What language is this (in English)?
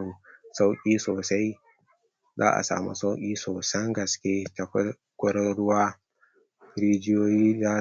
Hausa